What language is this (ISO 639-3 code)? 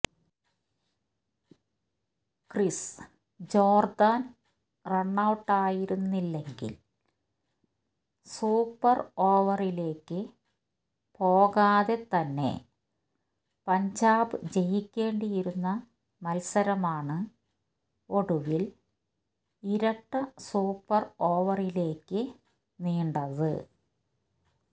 mal